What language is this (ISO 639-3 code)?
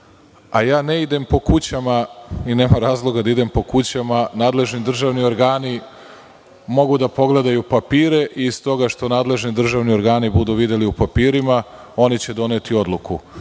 srp